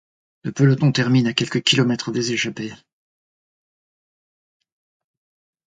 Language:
French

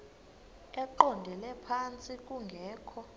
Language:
Xhosa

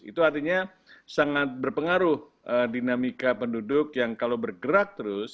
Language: Indonesian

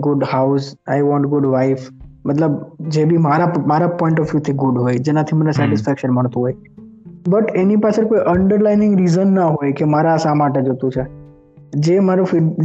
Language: Gujarati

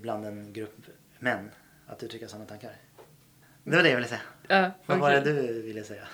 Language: Swedish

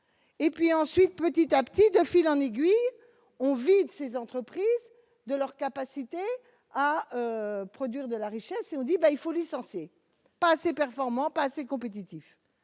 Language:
French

